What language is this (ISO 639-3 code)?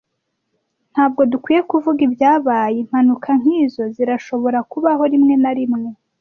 kin